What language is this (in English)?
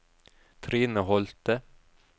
Norwegian